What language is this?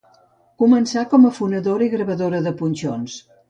Catalan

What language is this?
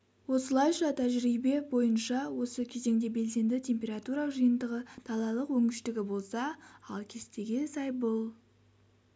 Kazakh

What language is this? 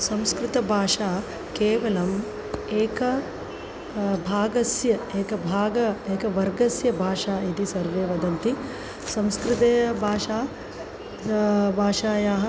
Sanskrit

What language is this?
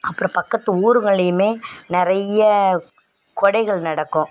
Tamil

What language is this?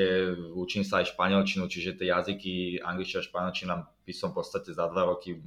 Slovak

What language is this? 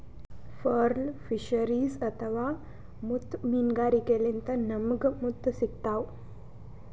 Kannada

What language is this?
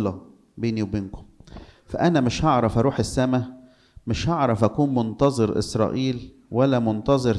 Arabic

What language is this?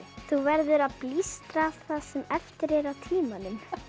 Icelandic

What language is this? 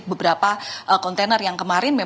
Indonesian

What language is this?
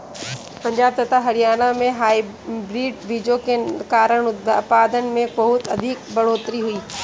Hindi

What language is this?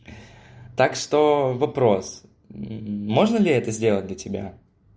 Russian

